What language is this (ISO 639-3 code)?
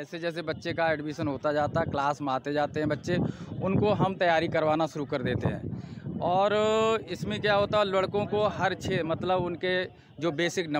hin